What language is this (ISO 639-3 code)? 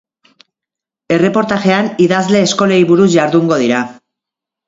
eus